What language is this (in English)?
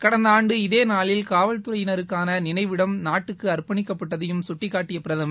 Tamil